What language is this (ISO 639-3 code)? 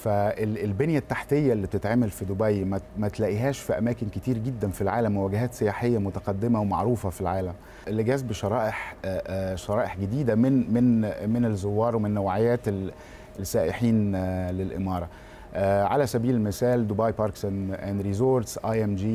ara